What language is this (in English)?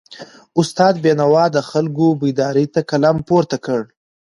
Pashto